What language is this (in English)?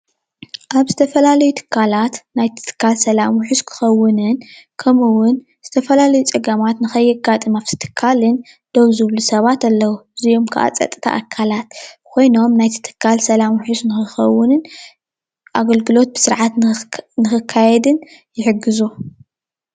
Tigrinya